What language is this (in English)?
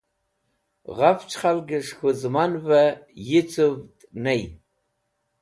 Wakhi